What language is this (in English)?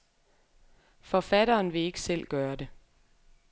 Danish